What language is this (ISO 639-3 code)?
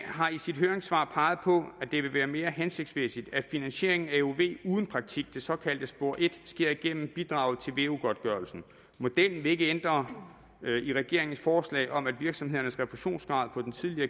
dan